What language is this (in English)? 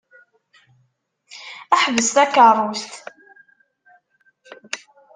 Kabyle